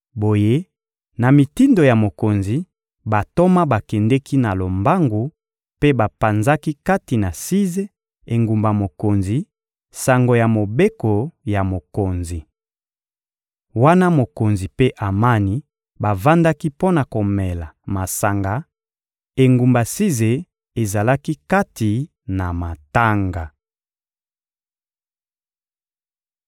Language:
Lingala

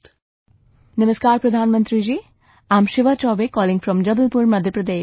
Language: English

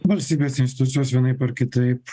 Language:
Lithuanian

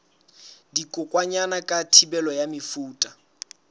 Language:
Southern Sotho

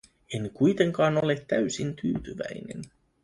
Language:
Finnish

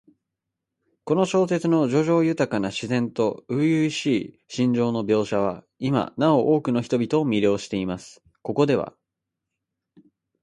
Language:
Japanese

